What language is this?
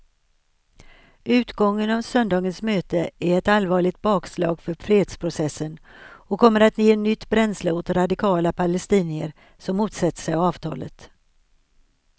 Swedish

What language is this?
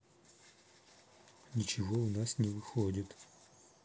Russian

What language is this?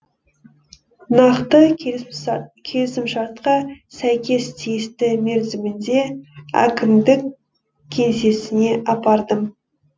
Kazakh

